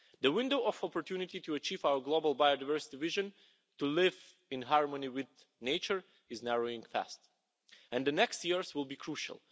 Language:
English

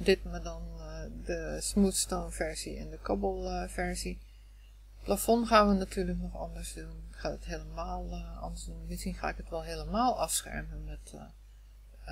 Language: Dutch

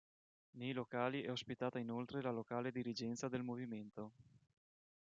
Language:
Italian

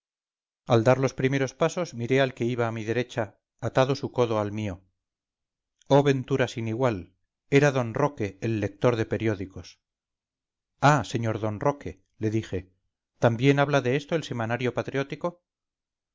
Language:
Spanish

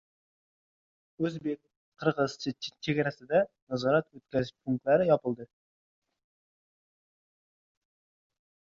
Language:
Uzbek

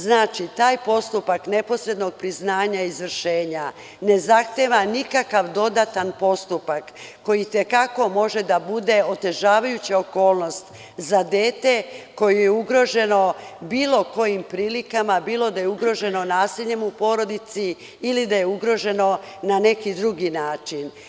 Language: Serbian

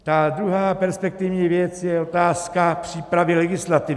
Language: Czech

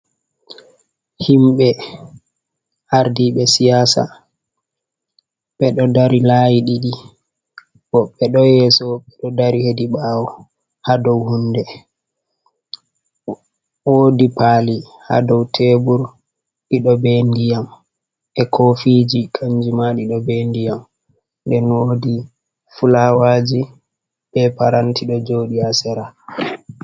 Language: Fula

